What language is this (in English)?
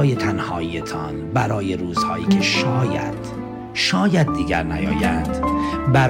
Persian